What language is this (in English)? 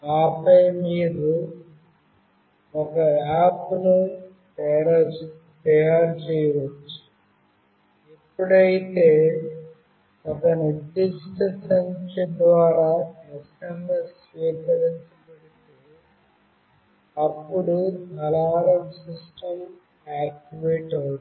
Telugu